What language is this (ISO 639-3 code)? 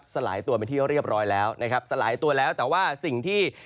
tha